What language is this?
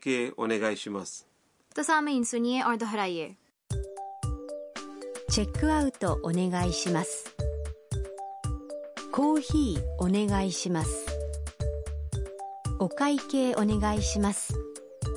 Urdu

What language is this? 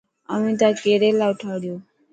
Dhatki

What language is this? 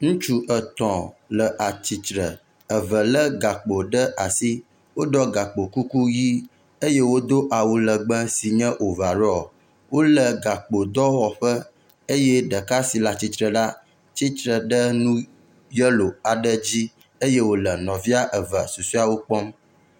Ewe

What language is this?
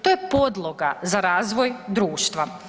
Croatian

